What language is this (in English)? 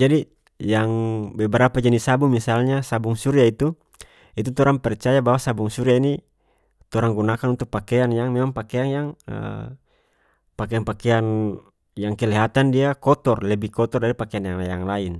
North Moluccan Malay